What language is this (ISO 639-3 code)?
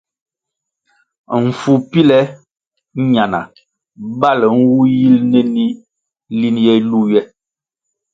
nmg